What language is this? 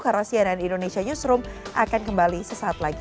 Indonesian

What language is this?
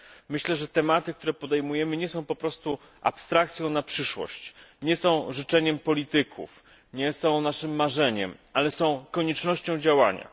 Polish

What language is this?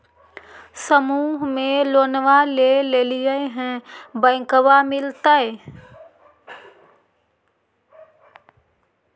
Magahi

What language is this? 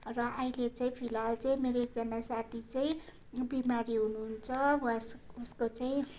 Nepali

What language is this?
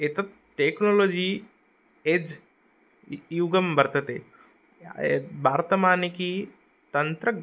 Sanskrit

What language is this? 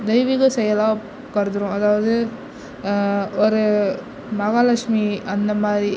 Tamil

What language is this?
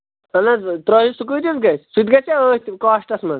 Kashmiri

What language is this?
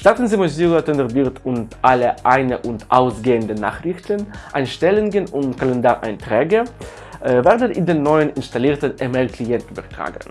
German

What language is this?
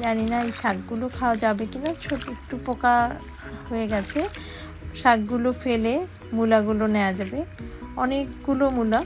Polish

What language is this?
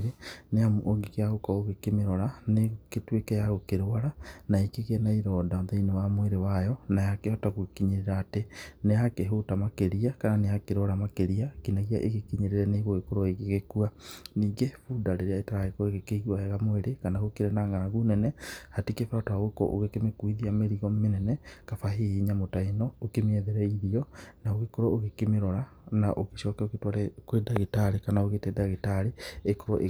Kikuyu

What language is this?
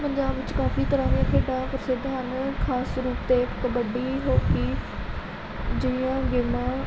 Punjabi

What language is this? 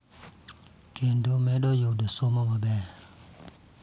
Luo (Kenya and Tanzania)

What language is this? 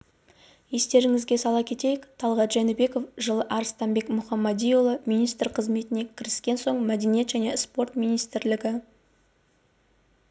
Kazakh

